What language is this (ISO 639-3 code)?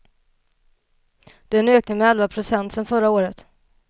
swe